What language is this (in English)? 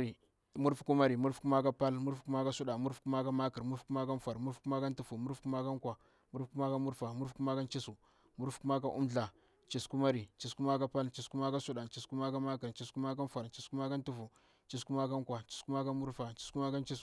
Bura-Pabir